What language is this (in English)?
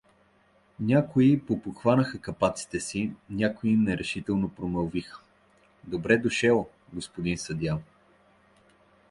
Bulgarian